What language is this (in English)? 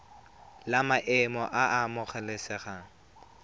Tswana